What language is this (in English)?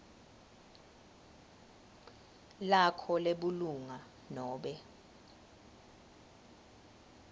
Swati